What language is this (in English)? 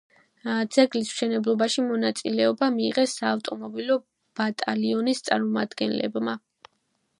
Georgian